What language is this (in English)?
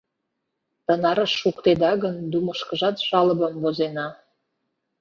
Mari